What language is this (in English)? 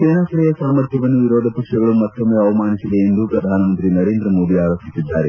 Kannada